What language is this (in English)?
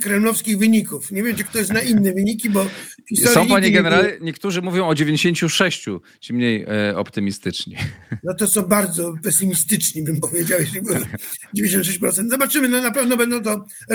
Polish